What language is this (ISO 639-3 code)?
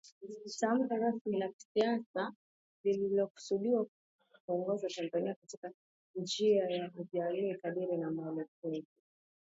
swa